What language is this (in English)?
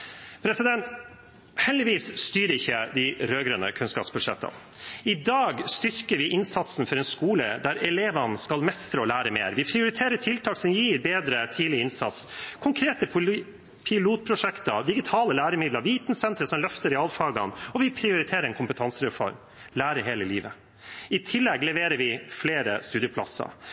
Norwegian Bokmål